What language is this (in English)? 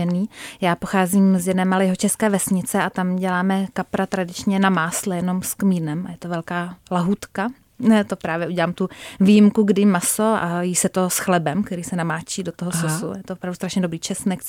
Czech